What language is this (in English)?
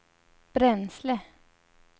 Swedish